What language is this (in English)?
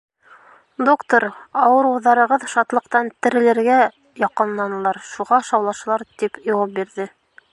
Bashkir